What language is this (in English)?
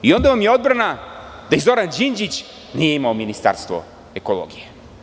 Serbian